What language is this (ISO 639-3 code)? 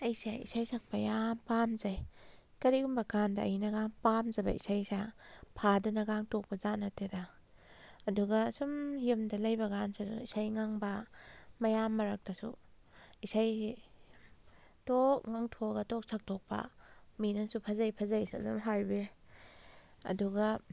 mni